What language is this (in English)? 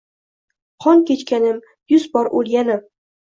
Uzbek